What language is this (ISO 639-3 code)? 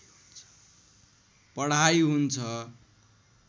nep